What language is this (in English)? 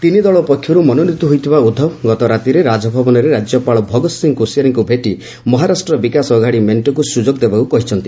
Odia